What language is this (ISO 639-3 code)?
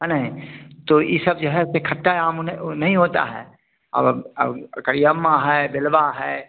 hin